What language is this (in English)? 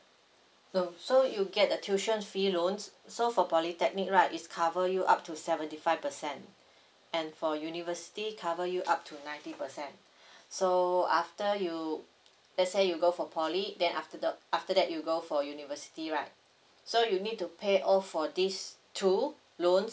English